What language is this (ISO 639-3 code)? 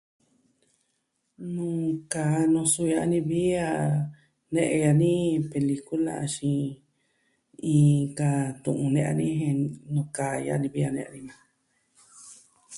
meh